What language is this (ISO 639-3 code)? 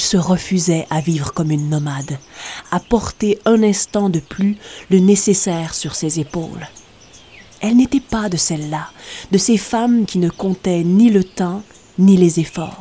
fra